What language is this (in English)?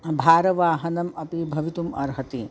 Sanskrit